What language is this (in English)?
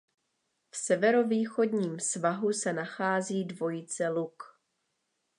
Czech